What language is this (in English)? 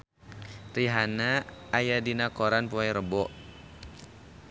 Sundanese